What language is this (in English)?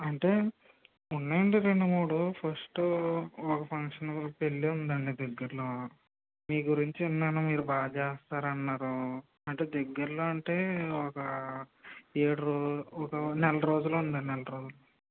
Telugu